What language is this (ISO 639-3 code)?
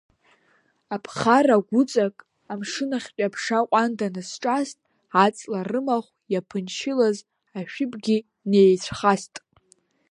abk